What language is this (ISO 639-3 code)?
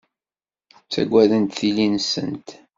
kab